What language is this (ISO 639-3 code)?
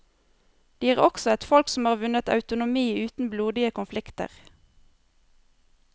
nor